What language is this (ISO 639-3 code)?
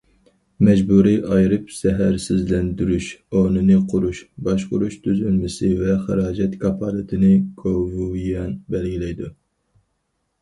uig